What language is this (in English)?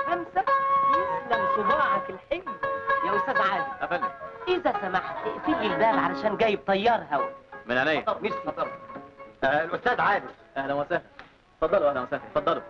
Arabic